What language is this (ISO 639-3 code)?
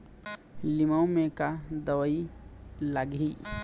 hne